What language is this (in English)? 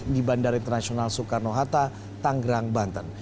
Indonesian